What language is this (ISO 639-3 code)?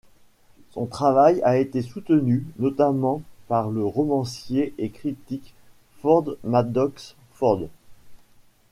fra